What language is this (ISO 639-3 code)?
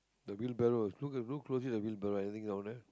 eng